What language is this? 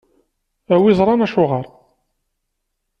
Kabyle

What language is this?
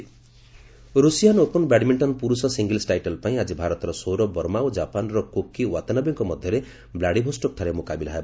Odia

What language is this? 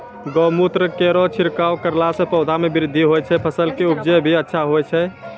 Maithili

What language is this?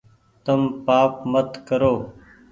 Goaria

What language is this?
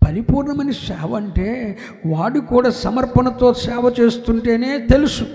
Telugu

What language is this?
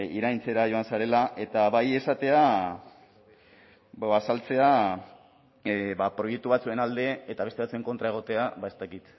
Basque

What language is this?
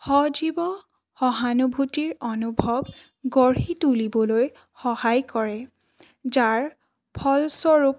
Assamese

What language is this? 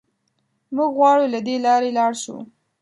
Pashto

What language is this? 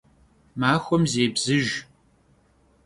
Kabardian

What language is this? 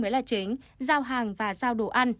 Vietnamese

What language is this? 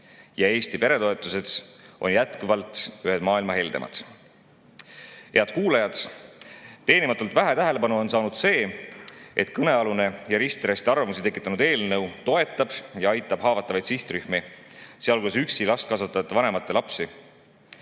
Estonian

